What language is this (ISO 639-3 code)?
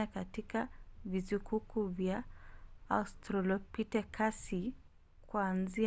swa